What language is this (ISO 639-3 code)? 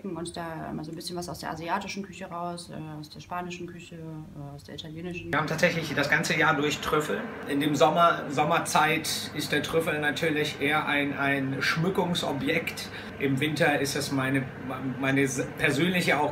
deu